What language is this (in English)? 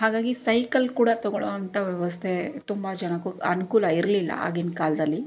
Kannada